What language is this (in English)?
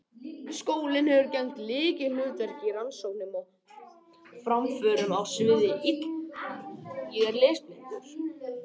Icelandic